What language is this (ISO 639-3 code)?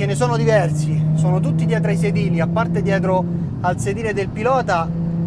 ita